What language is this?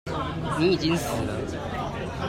Chinese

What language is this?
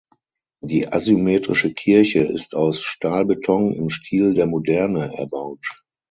German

